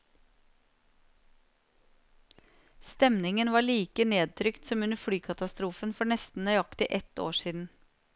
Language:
Norwegian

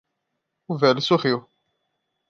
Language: Portuguese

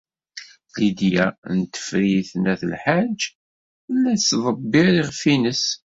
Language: Kabyle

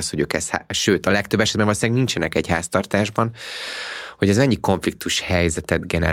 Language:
Hungarian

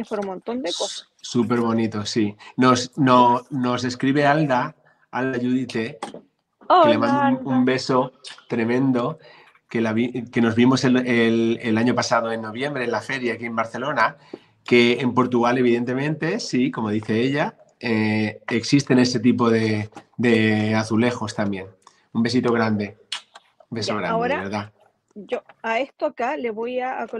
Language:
Spanish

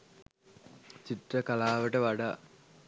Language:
Sinhala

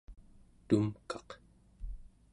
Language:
Central Yupik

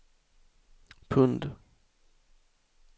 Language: Swedish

